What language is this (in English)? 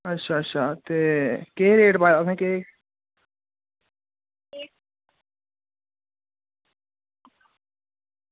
Dogri